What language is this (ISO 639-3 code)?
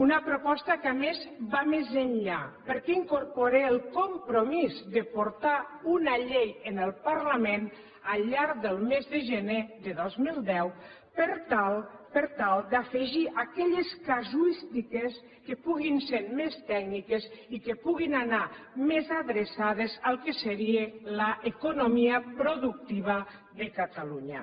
cat